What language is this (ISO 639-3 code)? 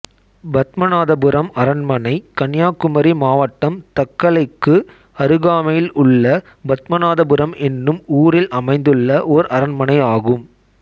tam